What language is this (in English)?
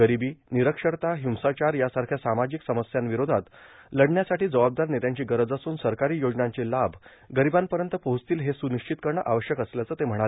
Marathi